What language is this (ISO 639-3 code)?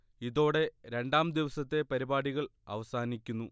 mal